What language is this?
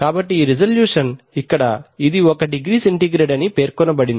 Telugu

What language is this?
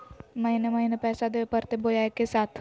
Magahi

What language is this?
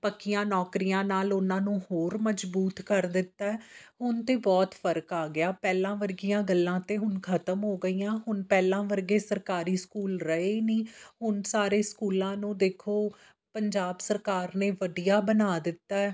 Punjabi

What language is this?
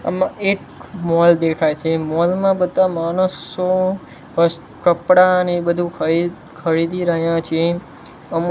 Gujarati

